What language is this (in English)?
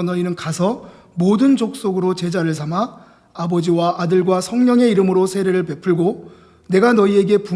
Korean